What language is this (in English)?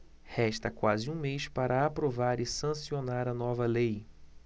Portuguese